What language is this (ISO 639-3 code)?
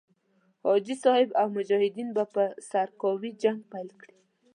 pus